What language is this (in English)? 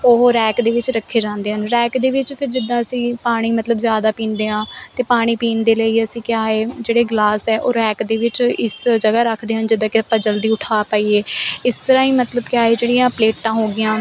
Punjabi